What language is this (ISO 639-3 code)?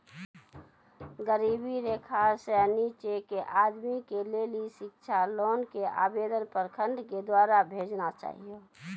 mai